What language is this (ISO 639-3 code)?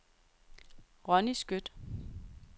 dan